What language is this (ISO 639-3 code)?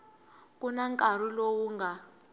tso